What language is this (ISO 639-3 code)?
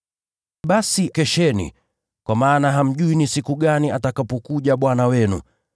swa